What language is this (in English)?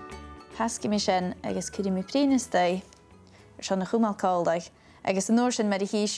Dutch